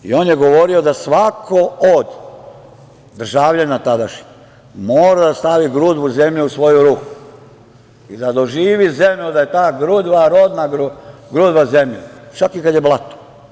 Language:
Serbian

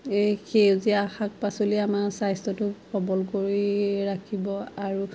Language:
Assamese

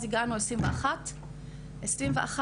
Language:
Hebrew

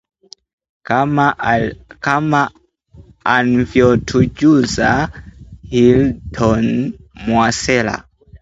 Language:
Swahili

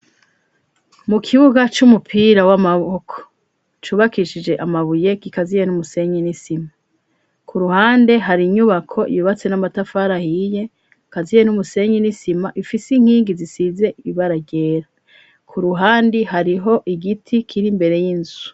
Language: Rundi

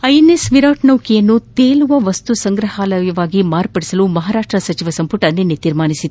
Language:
Kannada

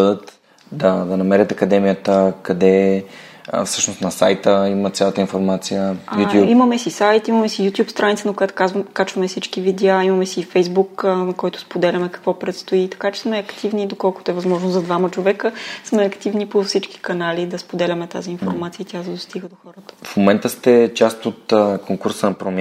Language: Bulgarian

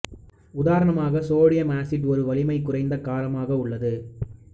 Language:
Tamil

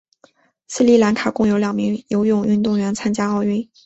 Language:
Chinese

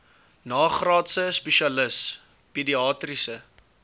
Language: Afrikaans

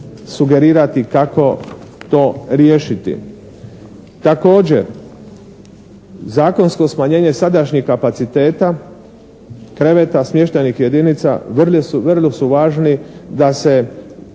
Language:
Croatian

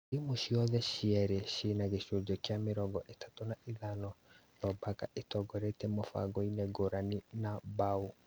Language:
Kikuyu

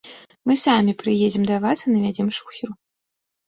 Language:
Belarusian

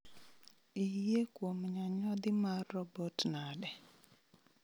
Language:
Luo (Kenya and Tanzania)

